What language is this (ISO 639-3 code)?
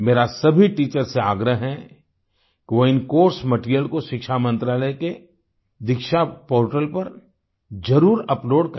hin